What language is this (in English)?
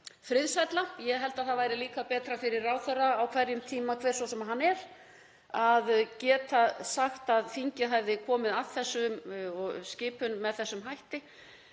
Icelandic